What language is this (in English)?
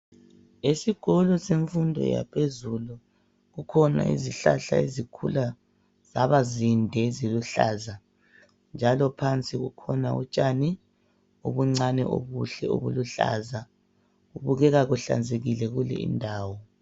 North Ndebele